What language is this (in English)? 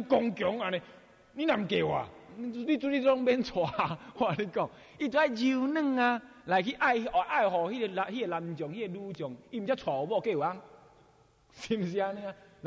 Chinese